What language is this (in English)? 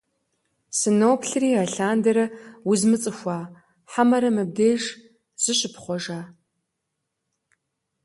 Kabardian